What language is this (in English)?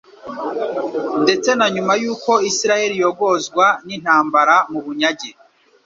Kinyarwanda